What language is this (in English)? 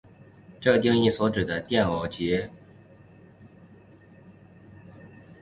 Chinese